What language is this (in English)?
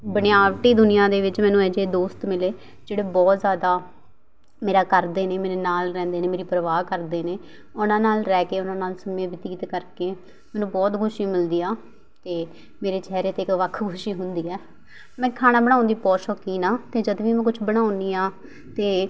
Punjabi